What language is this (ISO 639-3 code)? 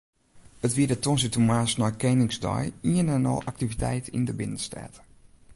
fry